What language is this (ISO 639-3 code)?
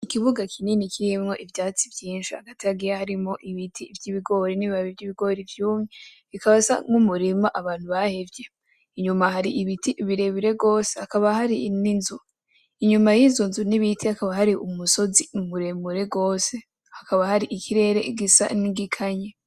run